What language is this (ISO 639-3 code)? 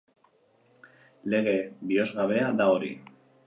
eus